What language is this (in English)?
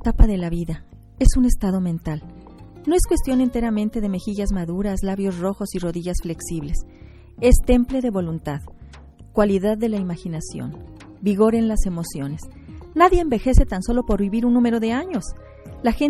Spanish